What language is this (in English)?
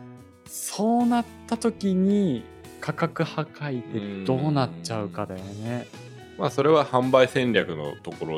Japanese